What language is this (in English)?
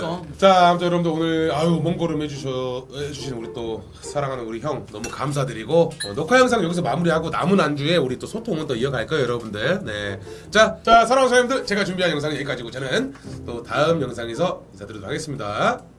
Korean